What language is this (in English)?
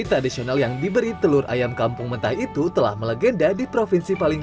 Indonesian